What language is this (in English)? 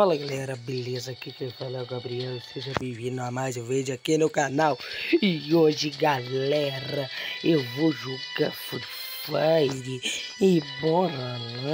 Portuguese